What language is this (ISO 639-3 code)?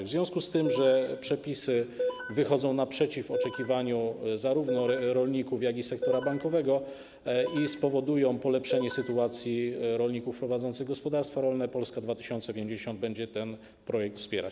pol